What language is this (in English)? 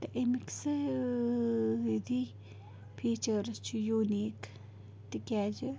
Kashmiri